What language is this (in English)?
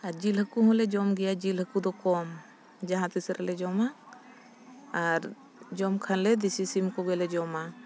Santali